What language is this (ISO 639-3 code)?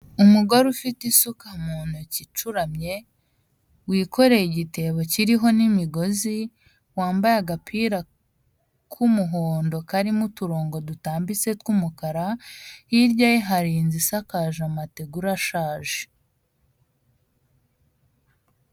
kin